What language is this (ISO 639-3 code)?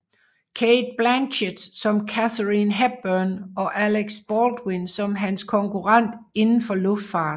dan